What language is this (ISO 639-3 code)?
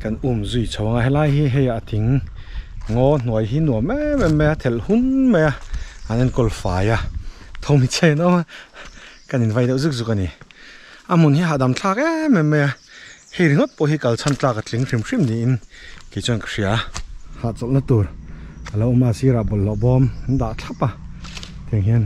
tha